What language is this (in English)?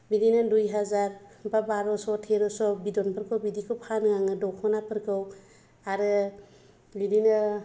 Bodo